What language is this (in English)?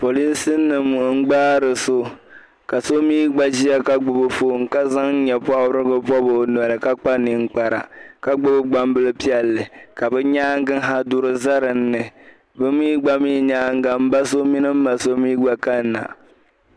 Dagbani